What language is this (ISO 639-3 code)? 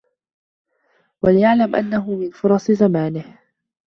ara